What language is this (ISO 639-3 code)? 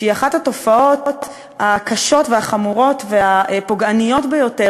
heb